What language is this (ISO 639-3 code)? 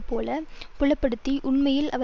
tam